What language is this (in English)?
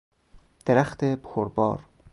Persian